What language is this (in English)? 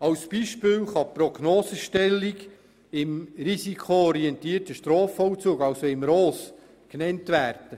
Swiss German